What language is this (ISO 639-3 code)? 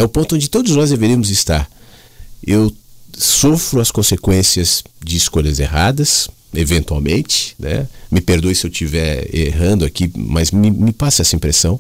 por